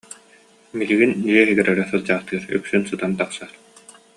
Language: Yakut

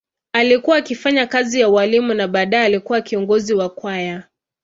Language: Swahili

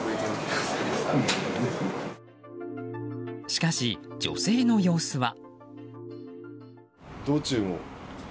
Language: Japanese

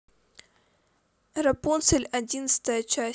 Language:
Russian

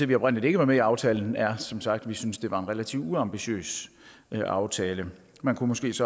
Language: Danish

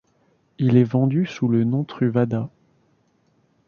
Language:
French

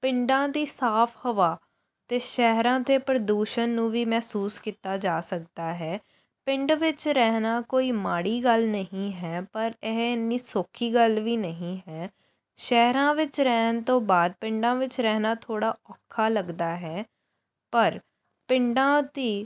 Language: Punjabi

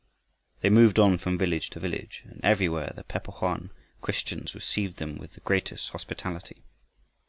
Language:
English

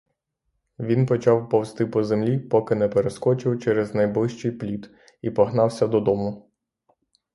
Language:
Ukrainian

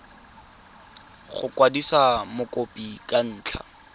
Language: Tswana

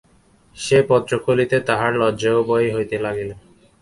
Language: Bangla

